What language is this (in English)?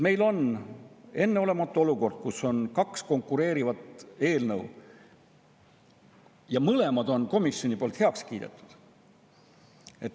Estonian